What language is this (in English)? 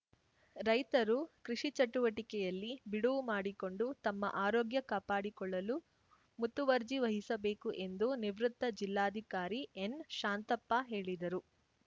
Kannada